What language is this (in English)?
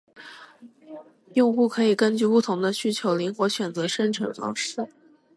Chinese